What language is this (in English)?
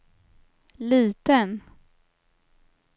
Swedish